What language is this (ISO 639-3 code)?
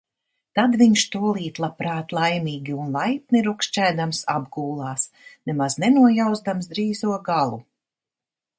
lav